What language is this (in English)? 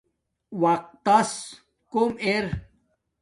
Domaaki